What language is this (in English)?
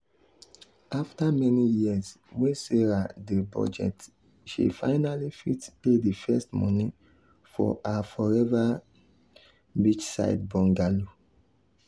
Nigerian Pidgin